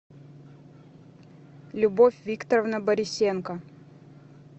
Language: Russian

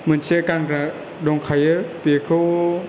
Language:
Bodo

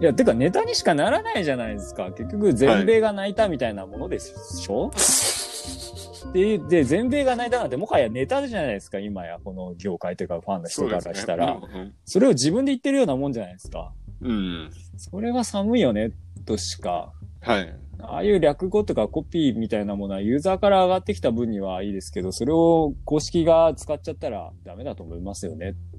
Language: Japanese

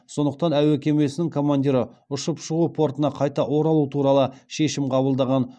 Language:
Kazakh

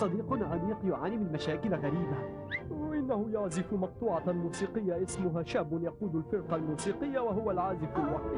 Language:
Arabic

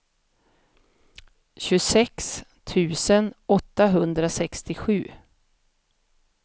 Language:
Swedish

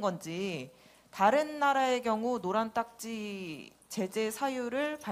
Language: Korean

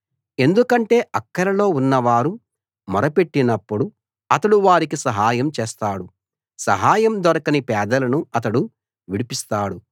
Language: Telugu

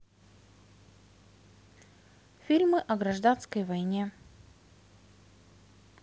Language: Russian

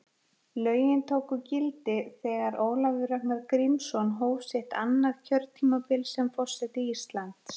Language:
Icelandic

